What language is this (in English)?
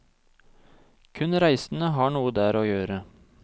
Norwegian